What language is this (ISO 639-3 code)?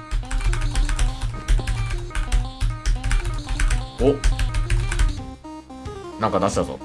jpn